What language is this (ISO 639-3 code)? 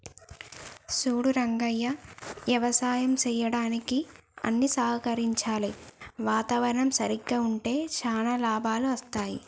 tel